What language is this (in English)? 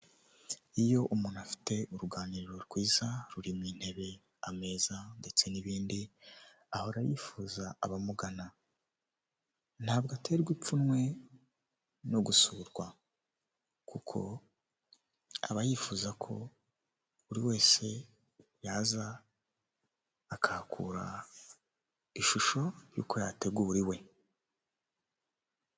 Kinyarwanda